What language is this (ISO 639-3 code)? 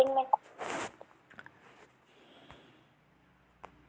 hin